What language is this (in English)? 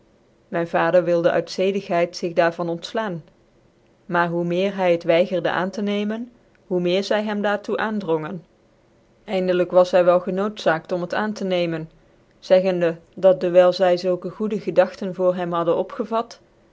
Dutch